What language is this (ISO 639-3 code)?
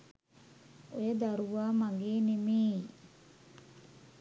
sin